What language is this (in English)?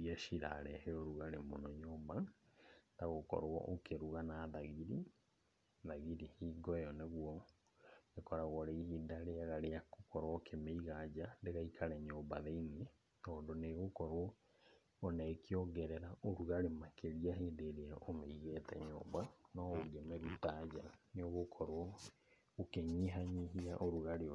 Kikuyu